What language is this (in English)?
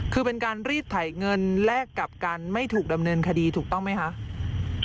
Thai